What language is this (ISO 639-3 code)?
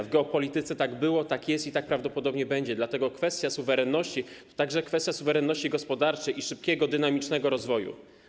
pol